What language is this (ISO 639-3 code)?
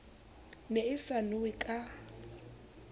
sot